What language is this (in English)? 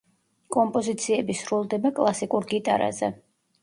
Georgian